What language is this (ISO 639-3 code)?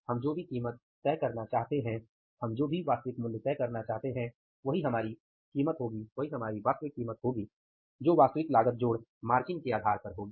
hin